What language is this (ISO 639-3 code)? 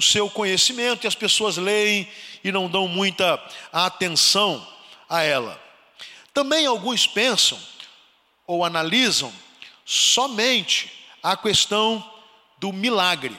por